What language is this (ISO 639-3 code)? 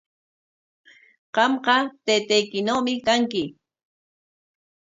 qwa